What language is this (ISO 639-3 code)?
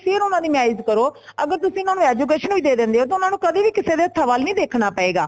pan